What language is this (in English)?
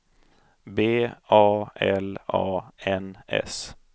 Swedish